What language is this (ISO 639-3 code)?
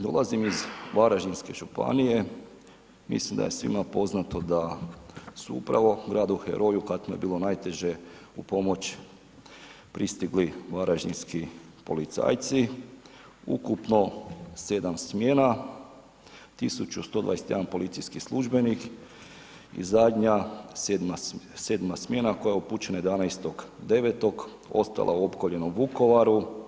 hrv